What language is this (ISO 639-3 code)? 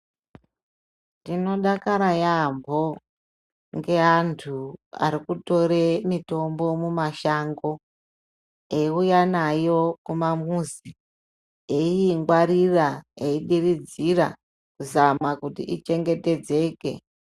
ndc